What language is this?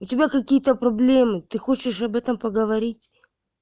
Russian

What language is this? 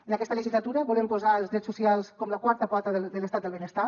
Catalan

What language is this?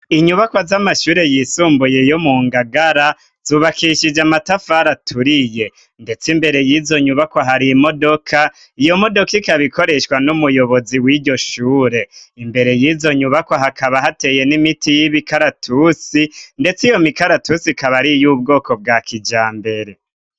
Rundi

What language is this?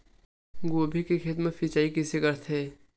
Chhattisgarhi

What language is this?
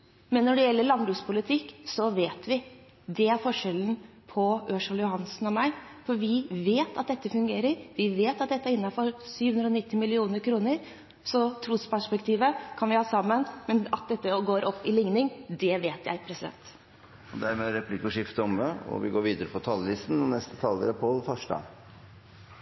Norwegian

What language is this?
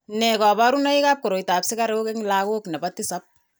Kalenjin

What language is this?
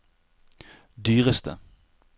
Norwegian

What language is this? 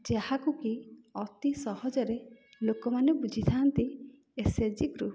Odia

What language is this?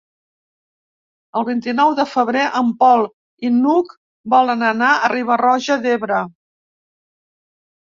Catalan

